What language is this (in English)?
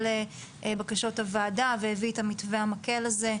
Hebrew